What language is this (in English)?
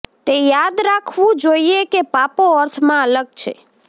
Gujarati